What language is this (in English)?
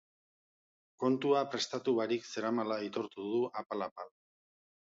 Basque